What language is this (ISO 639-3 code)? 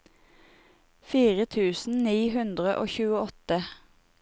nor